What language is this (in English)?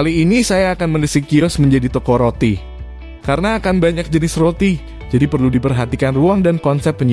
Indonesian